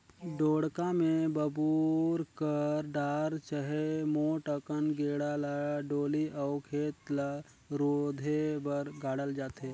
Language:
Chhattisgarhi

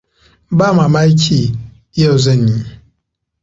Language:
Hausa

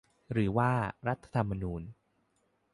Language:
Thai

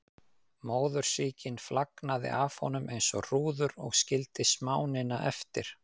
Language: Icelandic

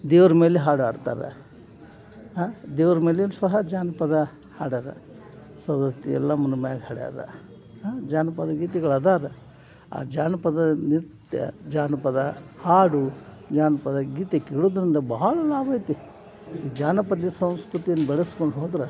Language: Kannada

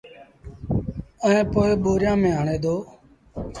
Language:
Sindhi Bhil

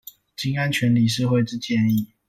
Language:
Chinese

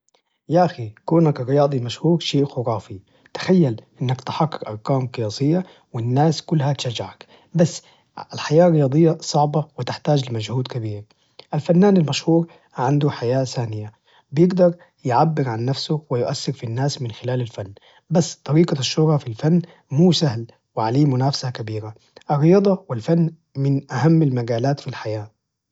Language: Najdi Arabic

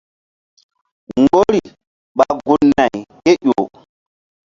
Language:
Mbum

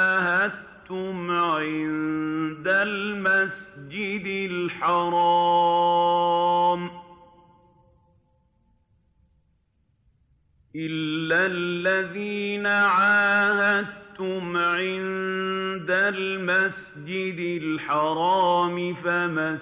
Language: Arabic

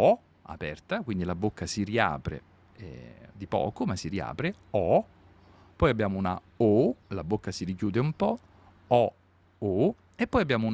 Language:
Italian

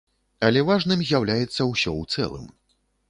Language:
Belarusian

